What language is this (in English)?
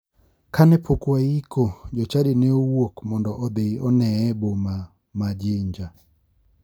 Luo (Kenya and Tanzania)